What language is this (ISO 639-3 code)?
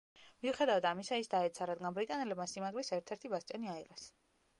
kat